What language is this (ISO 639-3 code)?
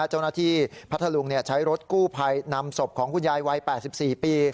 tha